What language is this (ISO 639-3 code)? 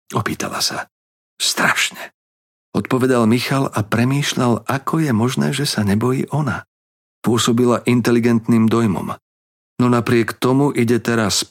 slk